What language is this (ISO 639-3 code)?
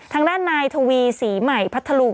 tha